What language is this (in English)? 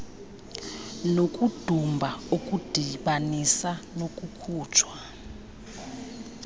Xhosa